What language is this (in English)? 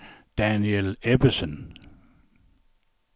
Danish